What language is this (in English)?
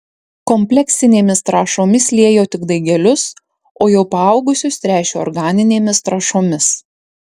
Lithuanian